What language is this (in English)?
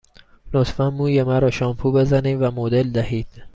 Persian